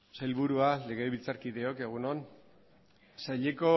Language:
Basque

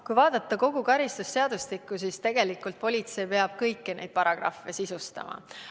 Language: Estonian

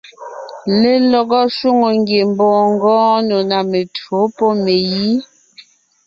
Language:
Ngiemboon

